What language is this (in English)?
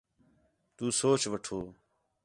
Khetrani